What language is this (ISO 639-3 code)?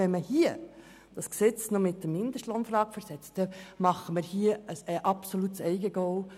gsw